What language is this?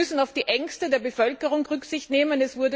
German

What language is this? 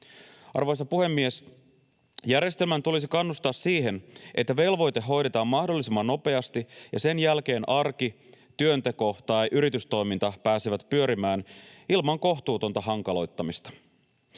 Finnish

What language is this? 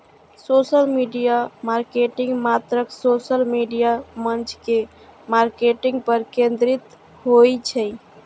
Maithili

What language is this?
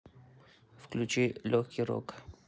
Russian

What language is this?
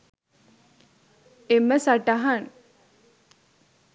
Sinhala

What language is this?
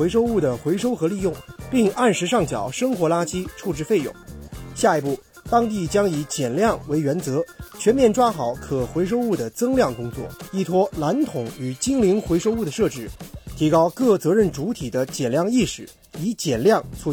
Chinese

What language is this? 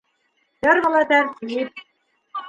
Bashkir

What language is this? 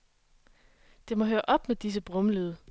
Danish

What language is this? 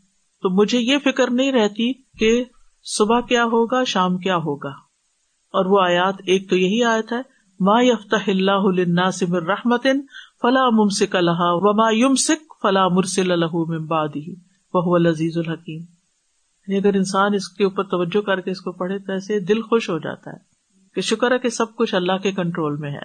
Urdu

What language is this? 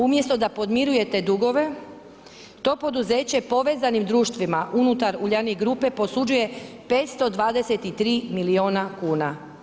Croatian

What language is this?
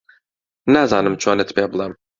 Central Kurdish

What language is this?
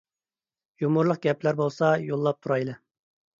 Uyghur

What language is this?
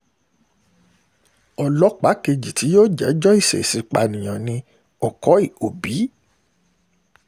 Yoruba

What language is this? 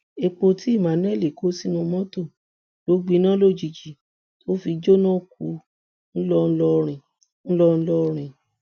Yoruba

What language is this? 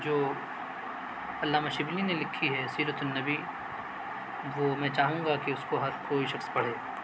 Urdu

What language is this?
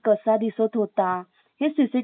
Marathi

